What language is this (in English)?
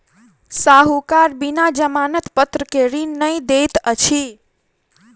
Maithili